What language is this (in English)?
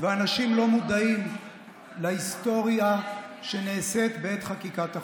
Hebrew